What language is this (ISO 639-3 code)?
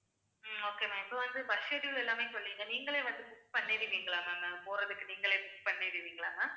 tam